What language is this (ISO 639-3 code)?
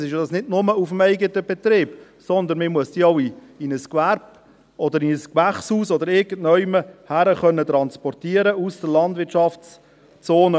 gsw